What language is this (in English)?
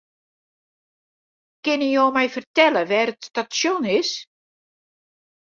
Western Frisian